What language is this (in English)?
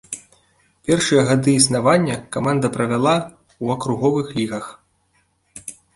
Belarusian